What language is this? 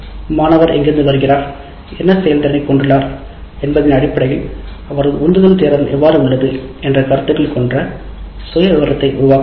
Tamil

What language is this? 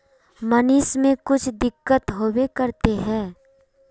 Magahi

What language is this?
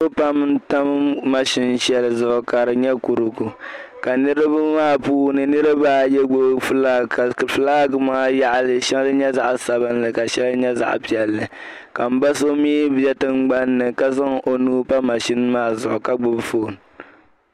Dagbani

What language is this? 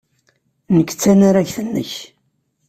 Kabyle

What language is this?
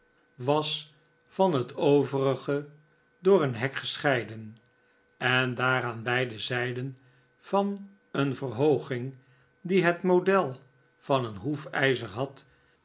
Dutch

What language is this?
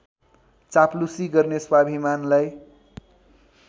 Nepali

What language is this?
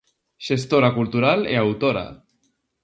Galician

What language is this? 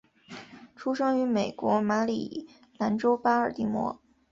Chinese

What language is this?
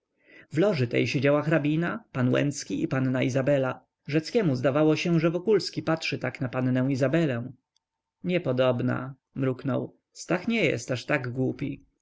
Polish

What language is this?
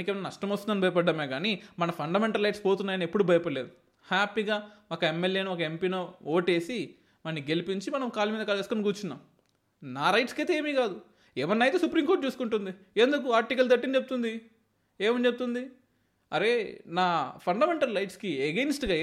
Telugu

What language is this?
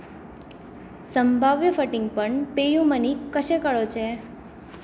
Konkani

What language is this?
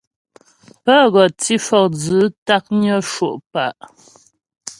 Ghomala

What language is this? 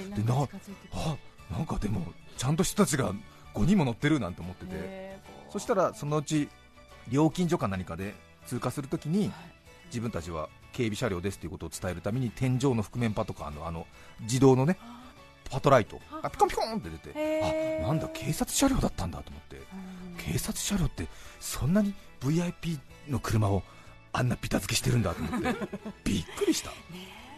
Japanese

